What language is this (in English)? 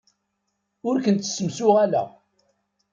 Kabyle